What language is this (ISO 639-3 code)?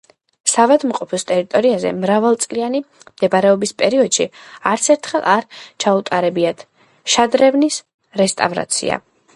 kat